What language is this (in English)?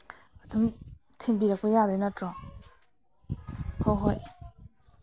Manipuri